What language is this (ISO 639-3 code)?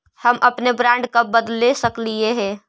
mag